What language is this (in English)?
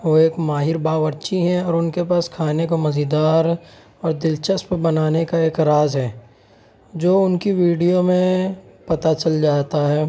Urdu